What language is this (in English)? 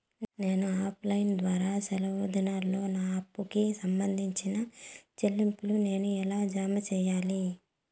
Telugu